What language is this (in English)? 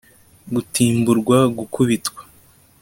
Kinyarwanda